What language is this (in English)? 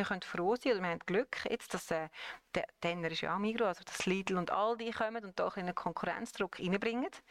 German